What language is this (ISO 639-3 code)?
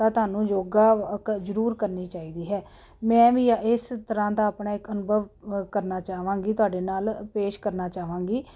pan